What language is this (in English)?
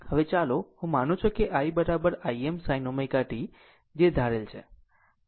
Gujarati